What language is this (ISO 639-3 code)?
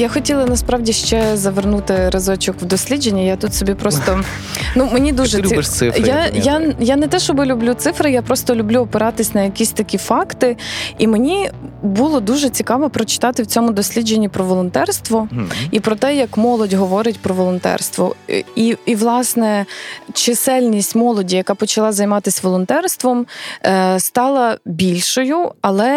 ukr